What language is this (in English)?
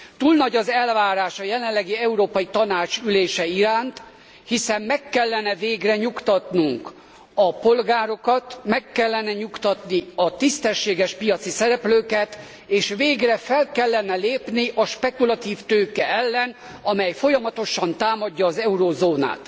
Hungarian